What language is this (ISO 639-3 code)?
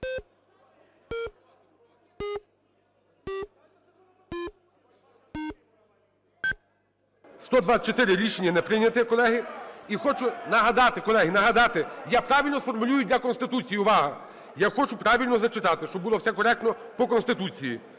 ukr